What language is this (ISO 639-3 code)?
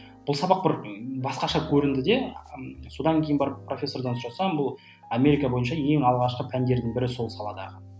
kaz